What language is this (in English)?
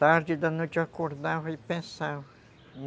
Portuguese